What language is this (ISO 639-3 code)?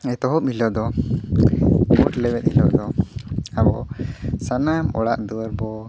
sat